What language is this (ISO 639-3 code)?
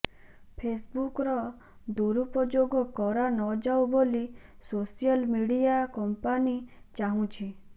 ori